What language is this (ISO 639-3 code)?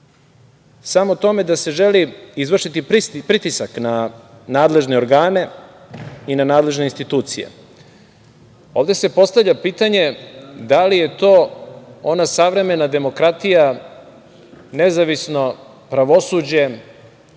srp